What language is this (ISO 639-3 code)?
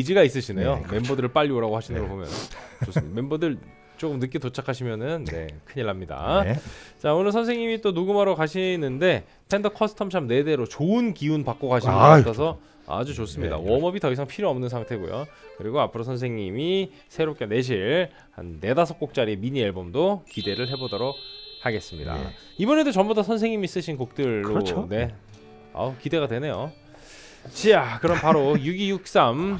kor